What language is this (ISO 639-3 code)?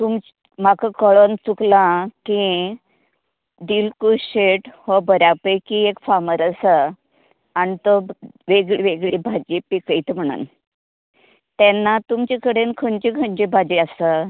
kok